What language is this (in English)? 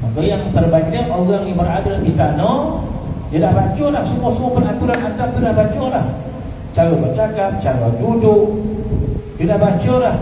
Malay